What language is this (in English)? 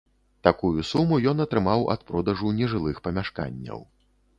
Belarusian